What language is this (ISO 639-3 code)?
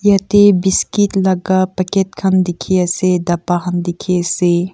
nag